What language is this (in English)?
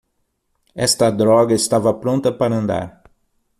Portuguese